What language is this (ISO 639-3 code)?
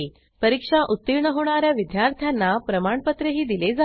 mar